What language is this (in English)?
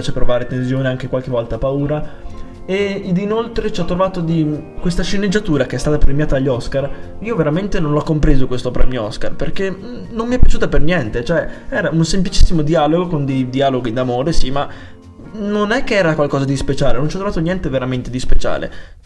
Italian